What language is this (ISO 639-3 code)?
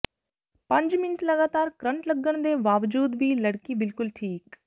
pan